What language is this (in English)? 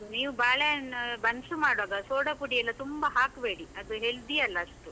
Kannada